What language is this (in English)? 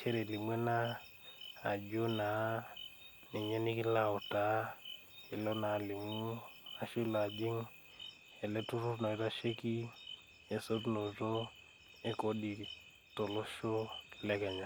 Masai